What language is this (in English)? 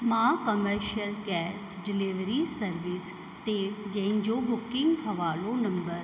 Sindhi